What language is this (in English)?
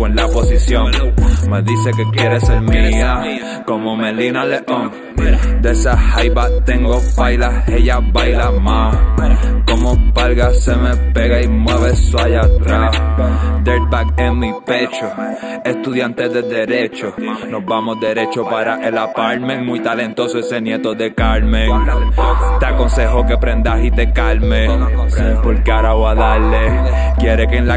Dutch